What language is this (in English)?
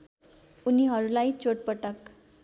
Nepali